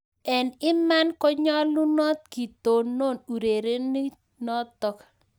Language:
Kalenjin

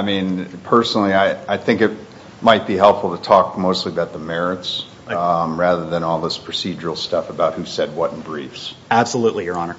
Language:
English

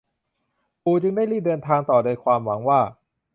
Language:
Thai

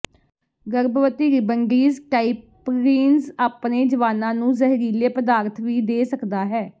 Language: Punjabi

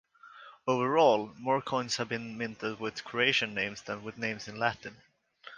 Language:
English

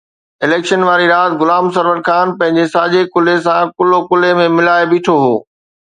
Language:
Sindhi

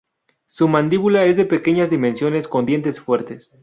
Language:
Spanish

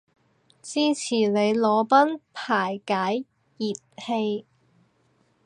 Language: Cantonese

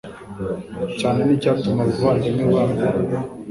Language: Kinyarwanda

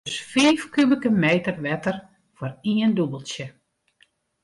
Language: Western Frisian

